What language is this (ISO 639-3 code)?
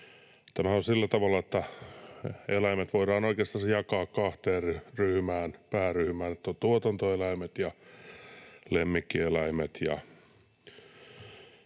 fin